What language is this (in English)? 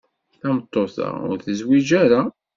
Kabyle